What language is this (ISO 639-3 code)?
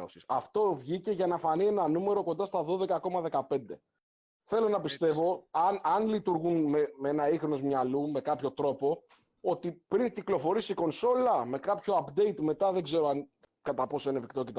ell